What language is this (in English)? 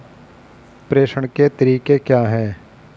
Hindi